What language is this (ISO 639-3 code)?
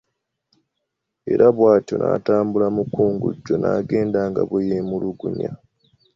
lug